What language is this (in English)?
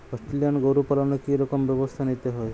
Bangla